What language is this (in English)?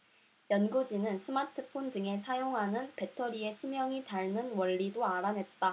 Korean